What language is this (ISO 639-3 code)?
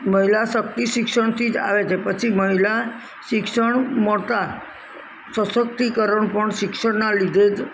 guj